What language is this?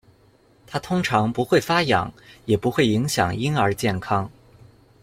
Chinese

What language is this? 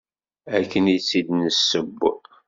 Kabyle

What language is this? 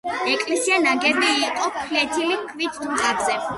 Georgian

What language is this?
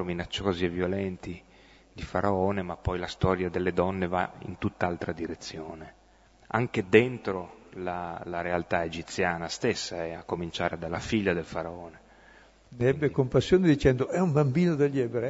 Italian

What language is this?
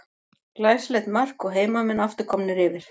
Icelandic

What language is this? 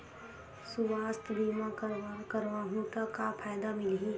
Chhattisgarhi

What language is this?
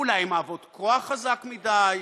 Hebrew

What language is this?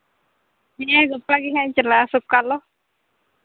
Santali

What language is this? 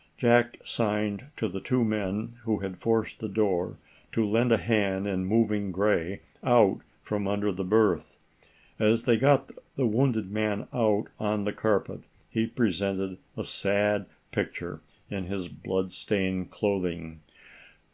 English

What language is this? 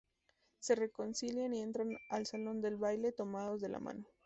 Spanish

